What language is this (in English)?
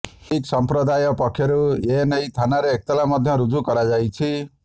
Odia